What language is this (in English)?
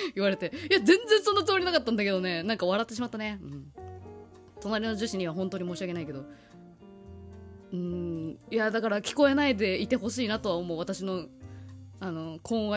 Japanese